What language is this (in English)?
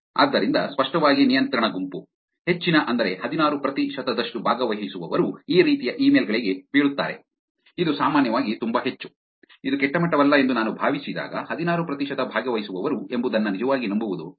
Kannada